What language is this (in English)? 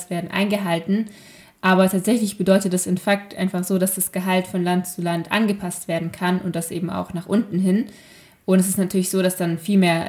German